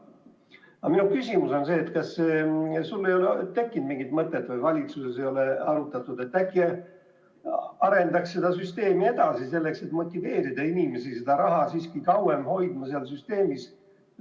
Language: Estonian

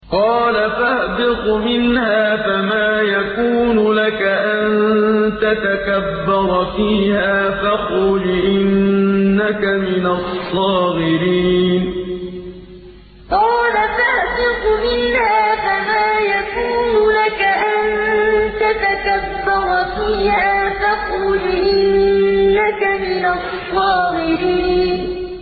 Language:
Arabic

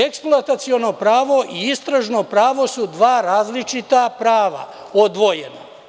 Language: Serbian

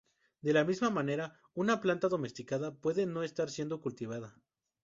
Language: Spanish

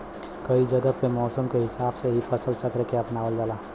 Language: Bhojpuri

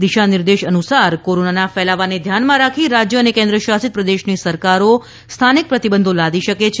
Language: Gujarati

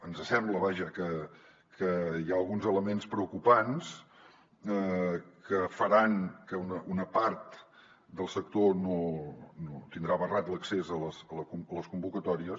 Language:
Catalan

